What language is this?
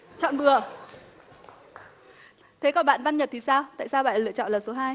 Vietnamese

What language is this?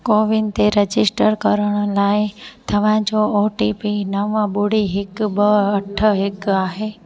Sindhi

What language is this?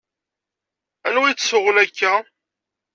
Kabyle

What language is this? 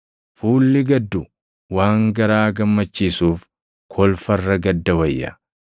Oromo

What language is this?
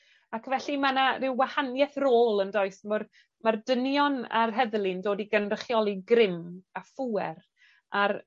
Welsh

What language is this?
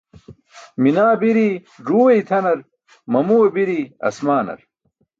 Burushaski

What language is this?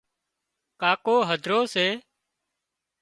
Wadiyara Koli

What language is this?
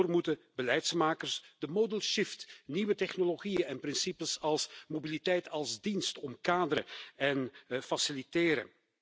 Dutch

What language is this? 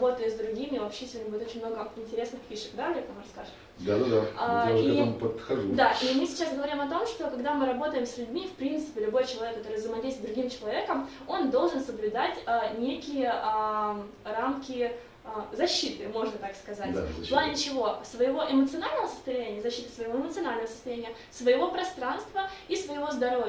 Russian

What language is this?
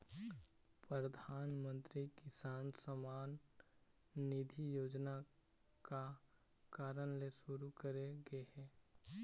Chhattisgarhi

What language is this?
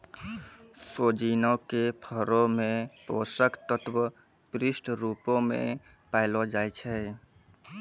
Maithili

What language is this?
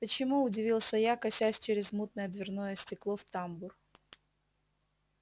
Russian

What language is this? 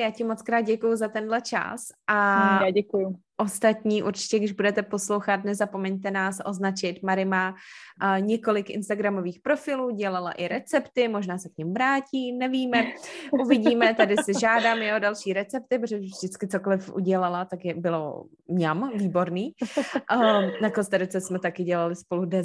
Czech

